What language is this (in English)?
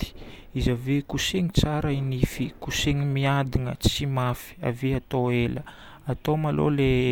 Northern Betsimisaraka Malagasy